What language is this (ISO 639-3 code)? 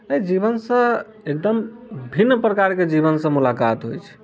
mai